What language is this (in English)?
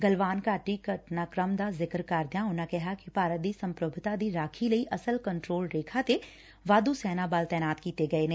Punjabi